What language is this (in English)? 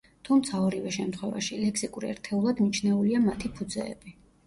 Georgian